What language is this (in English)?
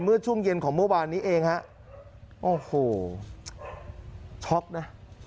Thai